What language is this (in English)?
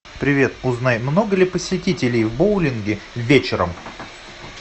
Russian